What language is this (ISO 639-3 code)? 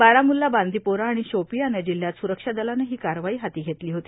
mar